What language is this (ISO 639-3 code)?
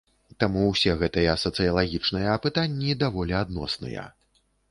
bel